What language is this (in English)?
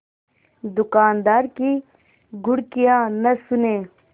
Hindi